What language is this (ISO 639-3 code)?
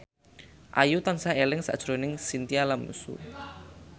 jav